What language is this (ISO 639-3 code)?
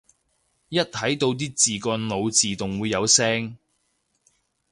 yue